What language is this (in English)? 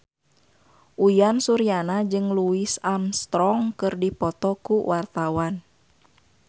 Sundanese